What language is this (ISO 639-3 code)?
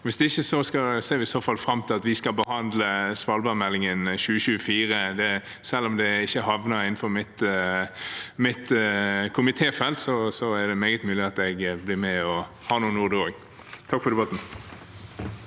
nor